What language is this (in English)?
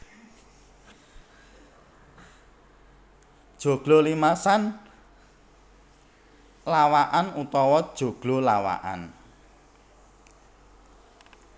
Javanese